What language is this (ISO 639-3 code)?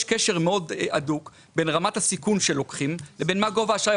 heb